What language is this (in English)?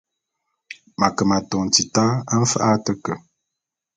Bulu